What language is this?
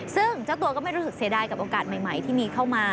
Thai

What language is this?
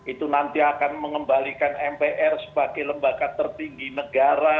Indonesian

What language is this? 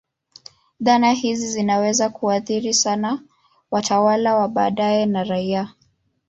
Swahili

